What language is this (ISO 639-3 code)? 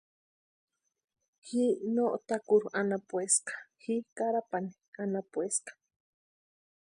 pua